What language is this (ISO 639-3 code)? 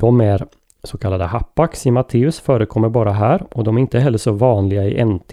swe